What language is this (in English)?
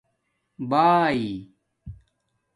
Domaaki